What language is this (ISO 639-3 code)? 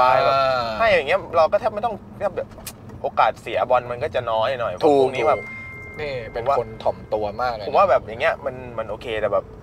tha